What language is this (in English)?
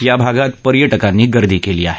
Marathi